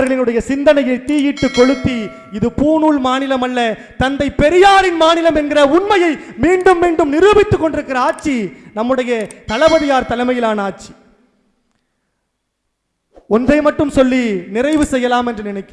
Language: Korean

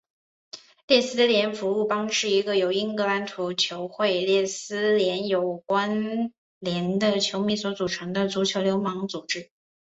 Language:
Chinese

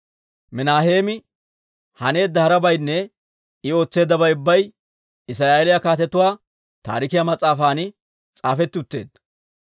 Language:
Dawro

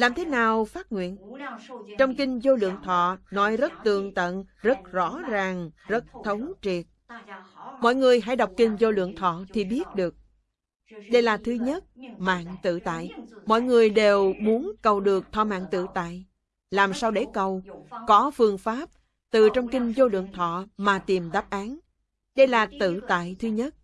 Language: Vietnamese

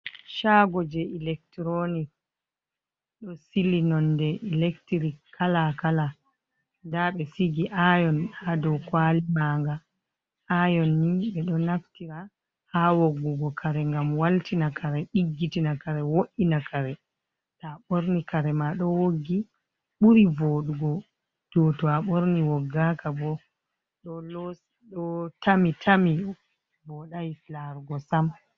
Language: Fula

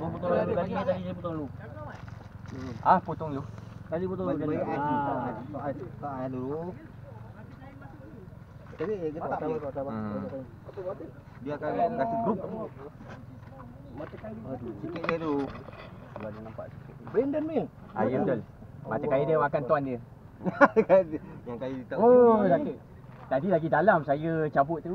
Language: Malay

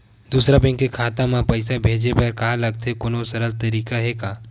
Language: Chhattisgarhi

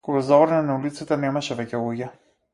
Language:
Macedonian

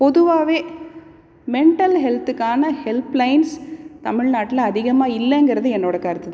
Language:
Tamil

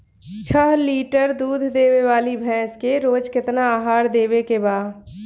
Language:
Bhojpuri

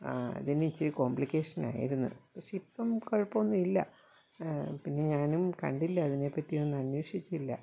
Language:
Malayalam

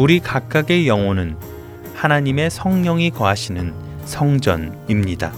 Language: Korean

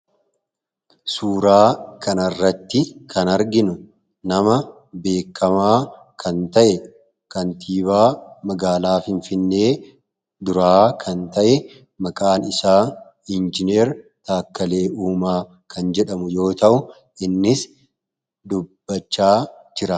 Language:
Oromo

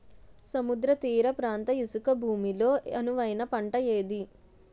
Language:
Telugu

